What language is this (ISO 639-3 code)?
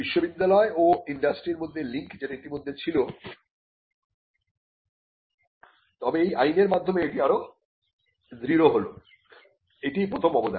ben